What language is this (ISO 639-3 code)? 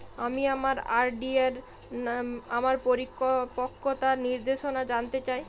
ben